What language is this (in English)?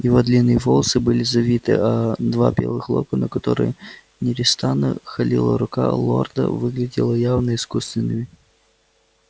Russian